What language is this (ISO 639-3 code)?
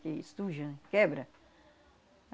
por